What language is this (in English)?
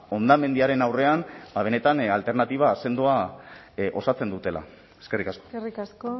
Basque